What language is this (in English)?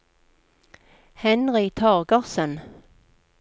Norwegian